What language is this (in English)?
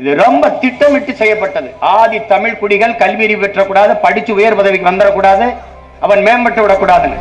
Tamil